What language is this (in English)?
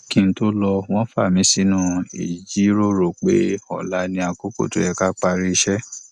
Yoruba